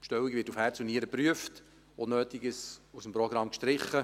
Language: Swiss German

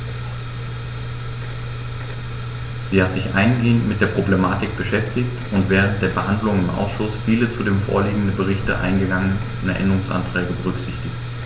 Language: German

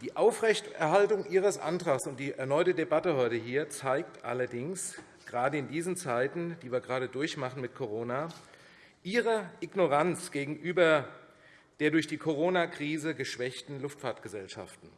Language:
German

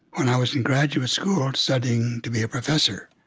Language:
English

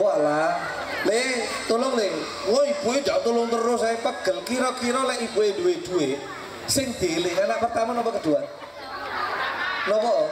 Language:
Indonesian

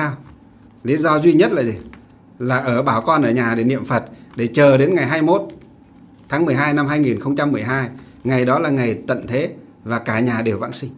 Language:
Vietnamese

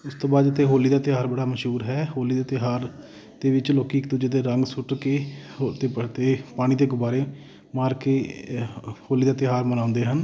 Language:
Punjabi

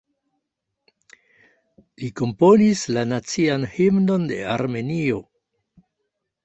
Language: Esperanto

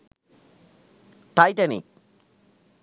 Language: Sinhala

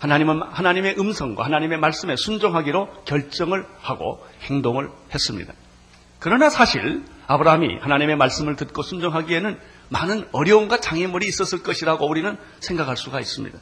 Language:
Korean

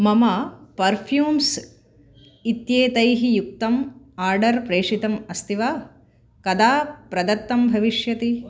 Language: Sanskrit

